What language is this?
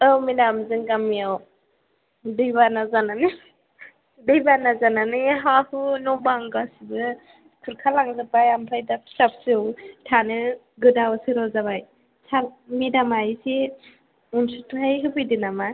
Bodo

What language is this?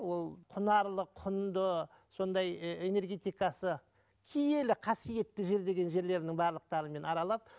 Kazakh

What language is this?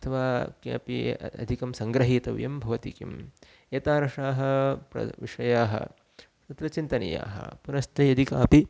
Sanskrit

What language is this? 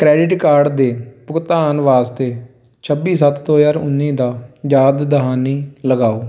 Punjabi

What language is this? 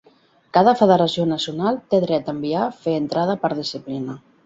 Catalan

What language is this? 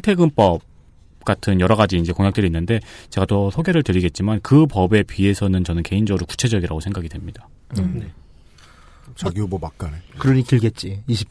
Korean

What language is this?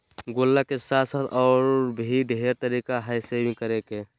Magahi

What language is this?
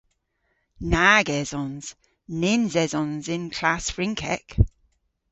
Cornish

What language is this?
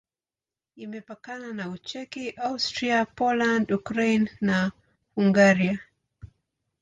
Swahili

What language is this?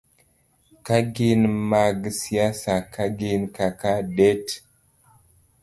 Luo (Kenya and Tanzania)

